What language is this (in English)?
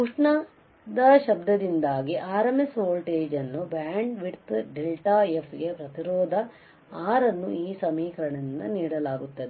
Kannada